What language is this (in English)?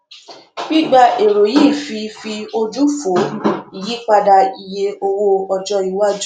Yoruba